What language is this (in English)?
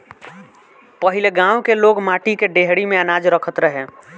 Bhojpuri